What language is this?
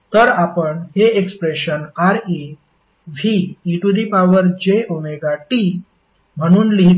Marathi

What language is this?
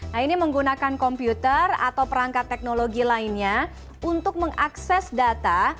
Indonesian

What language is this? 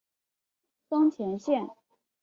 Chinese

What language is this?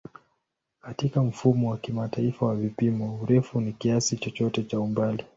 Swahili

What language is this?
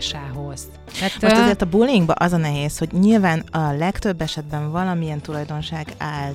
Hungarian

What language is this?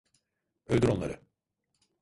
Turkish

